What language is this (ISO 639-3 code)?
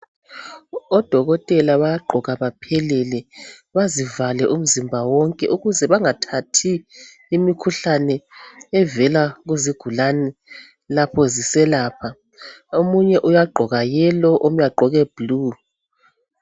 nde